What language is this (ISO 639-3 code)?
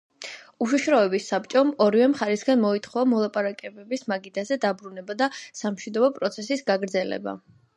kat